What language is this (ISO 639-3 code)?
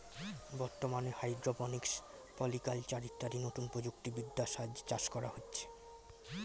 ben